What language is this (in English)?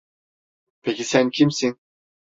Turkish